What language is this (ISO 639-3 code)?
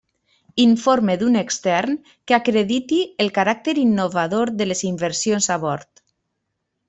cat